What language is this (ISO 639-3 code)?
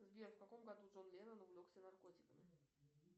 rus